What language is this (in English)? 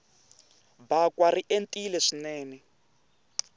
Tsonga